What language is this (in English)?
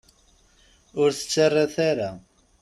Kabyle